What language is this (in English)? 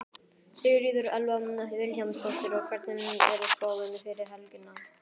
Icelandic